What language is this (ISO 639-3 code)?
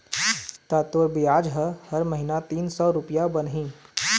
hne